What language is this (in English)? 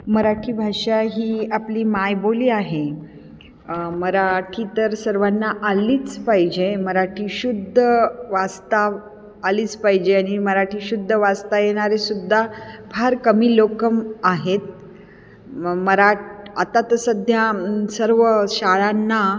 Marathi